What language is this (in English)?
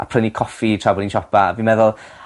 Welsh